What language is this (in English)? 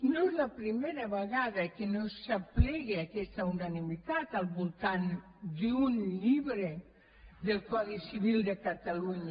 Catalan